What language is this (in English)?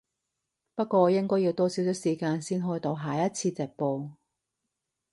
Cantonese